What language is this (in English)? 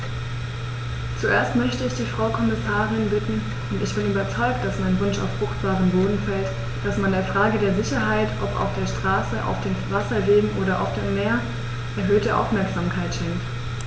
German